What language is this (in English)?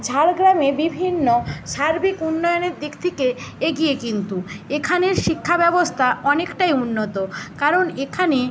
Bangla